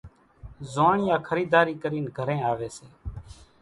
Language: Kachi Koli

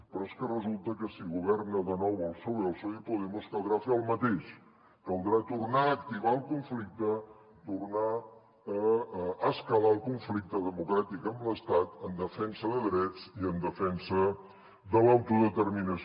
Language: Catalan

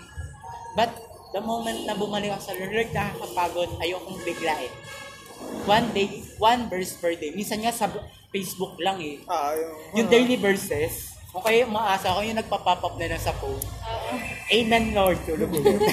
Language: Filipino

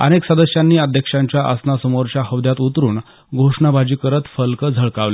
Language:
Marathi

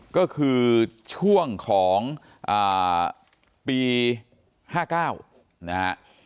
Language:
Thai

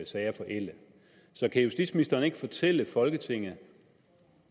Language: Danish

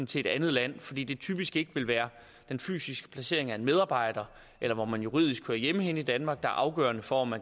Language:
Danish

